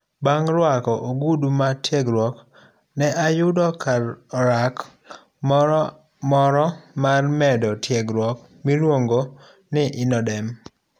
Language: Luo (Kenya and Tanzania)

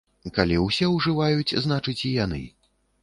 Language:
Belarusian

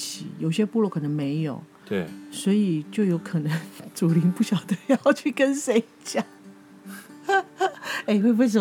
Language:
Chinese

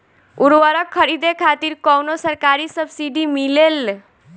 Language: Bhojpuri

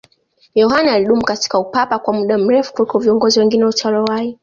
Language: Swahili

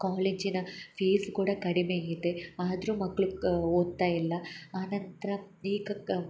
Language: Kannada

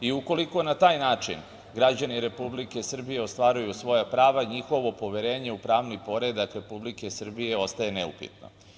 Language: Serbian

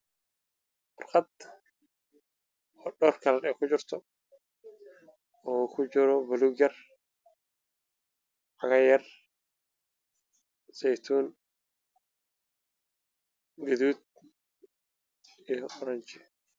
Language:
Somali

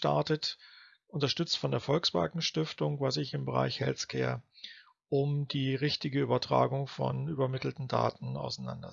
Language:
German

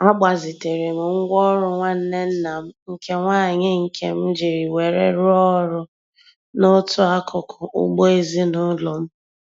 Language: Igbo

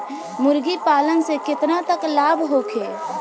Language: Bhojpuri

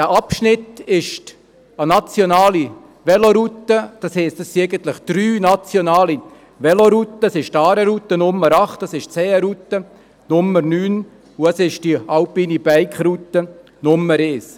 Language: Swiss German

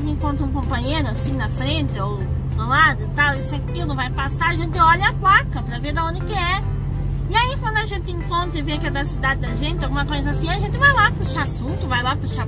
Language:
Portuguese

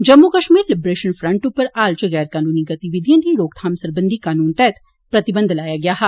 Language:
Dogri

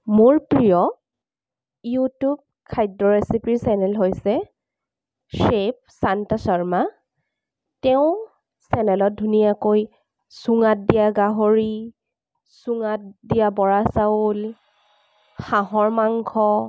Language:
Assamese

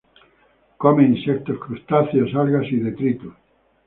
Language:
Spanish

